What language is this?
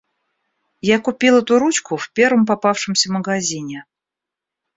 Russian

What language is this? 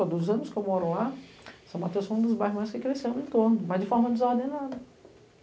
Portuguese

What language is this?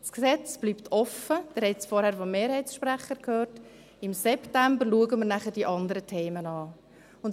Swiss German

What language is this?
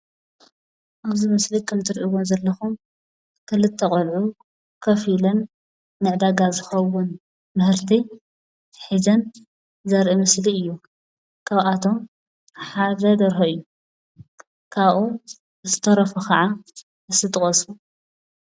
Tigrinya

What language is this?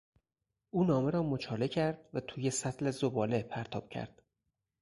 Persian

